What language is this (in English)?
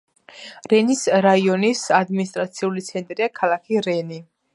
Georgian